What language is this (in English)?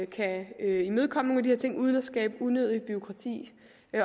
Danish